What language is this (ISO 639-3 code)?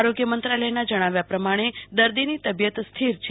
guj